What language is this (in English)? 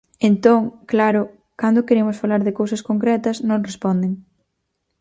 Galician